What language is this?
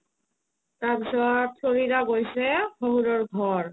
Assamese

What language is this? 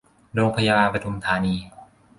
Thai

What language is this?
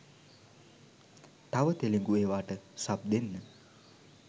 Sinhala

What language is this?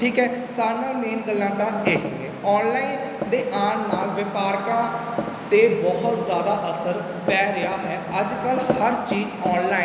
Punjabi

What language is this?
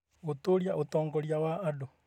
Kikuyu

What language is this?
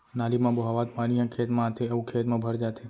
Chhattisgarhi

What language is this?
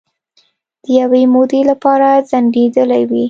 Pashto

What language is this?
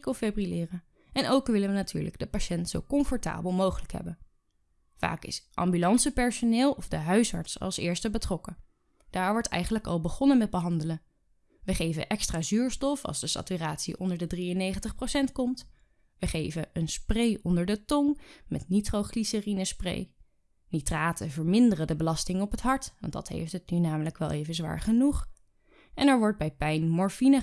Dutch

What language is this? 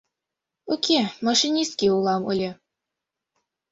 Mari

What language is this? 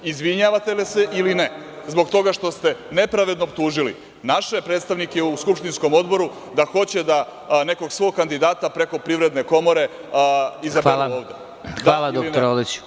Serbian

